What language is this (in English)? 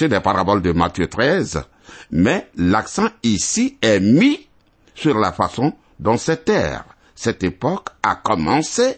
French